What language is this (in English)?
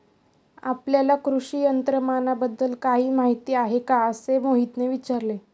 Marathi